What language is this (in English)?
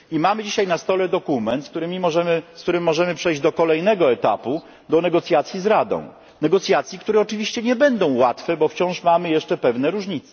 Polish